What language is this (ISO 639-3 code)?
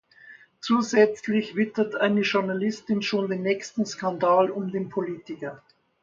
deu